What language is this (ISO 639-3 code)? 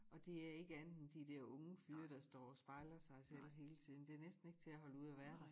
dan